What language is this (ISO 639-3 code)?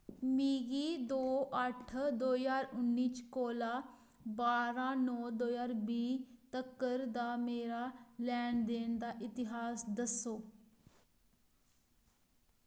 doi